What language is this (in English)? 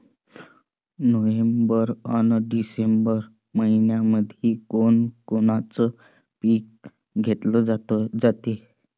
Marathi